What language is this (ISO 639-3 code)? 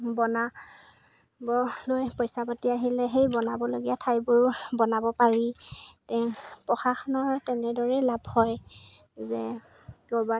asm